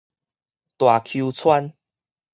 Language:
Min Nan Chinese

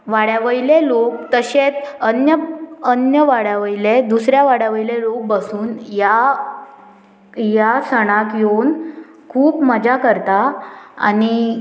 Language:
Konkani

